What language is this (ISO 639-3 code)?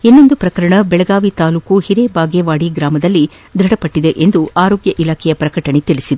kan